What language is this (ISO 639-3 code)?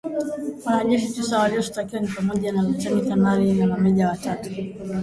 swa